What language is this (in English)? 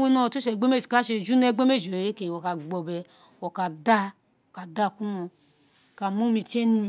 Isekiri